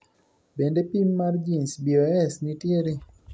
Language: Luo (Kenya and Tanzania)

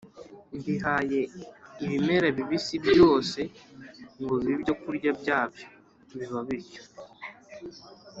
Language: Kinyarwanda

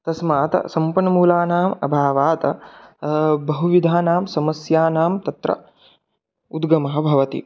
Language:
Sanskrit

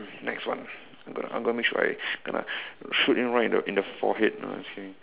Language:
English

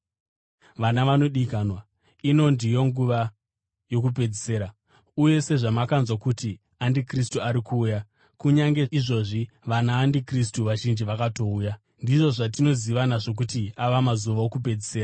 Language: Shona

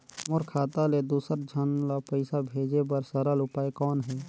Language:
Chhattisgarhi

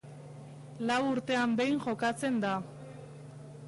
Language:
Basque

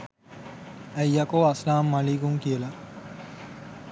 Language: Sinhala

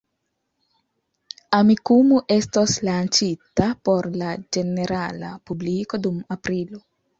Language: Esperanto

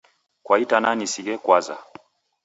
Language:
Taita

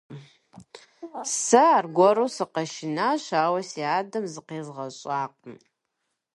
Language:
Kabardian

